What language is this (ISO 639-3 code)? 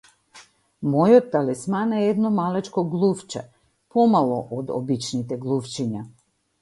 mkd